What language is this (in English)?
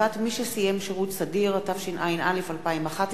Hebrew